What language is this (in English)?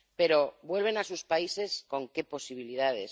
Spanish